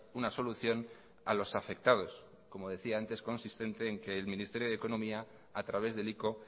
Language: Spanish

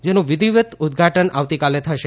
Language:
Gujarati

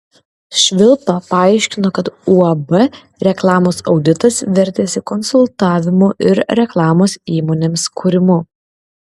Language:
Lithuanian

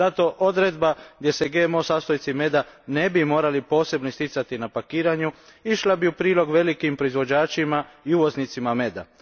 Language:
Croatian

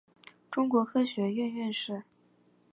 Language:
Chinese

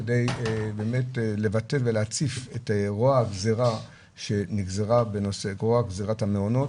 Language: Hebrew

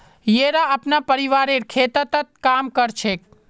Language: Magahi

